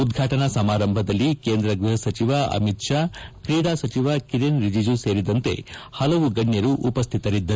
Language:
Kannada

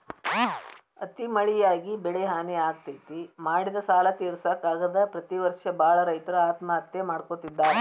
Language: Kannada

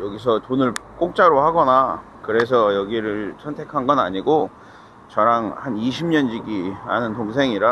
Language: Korean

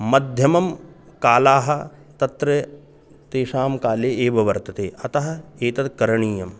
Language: Sanskrit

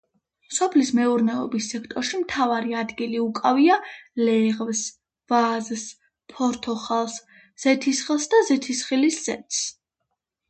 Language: Georgian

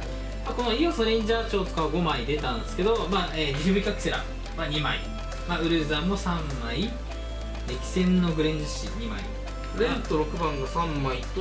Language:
Japanese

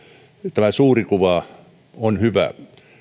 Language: Finnish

